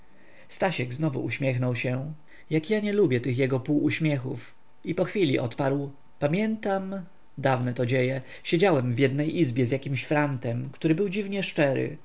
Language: Polish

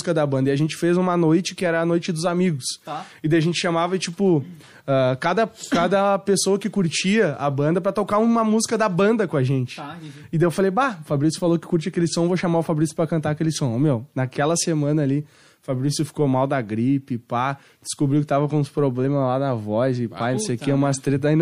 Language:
Portuguese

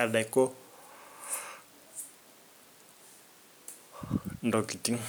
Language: Masai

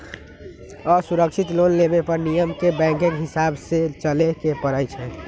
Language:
Magahi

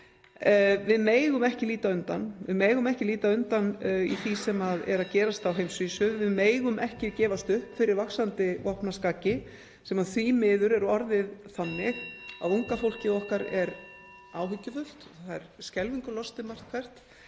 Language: Icelandic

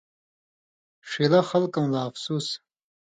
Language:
Indus Kohistani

